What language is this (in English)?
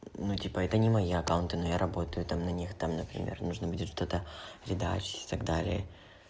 Russian